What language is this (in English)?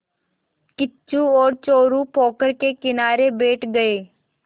Hindi